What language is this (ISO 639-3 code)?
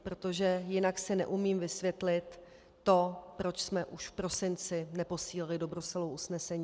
ces